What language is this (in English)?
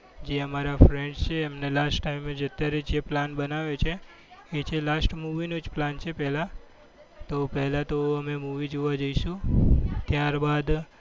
Gujarati